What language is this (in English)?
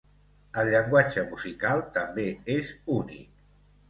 Catalan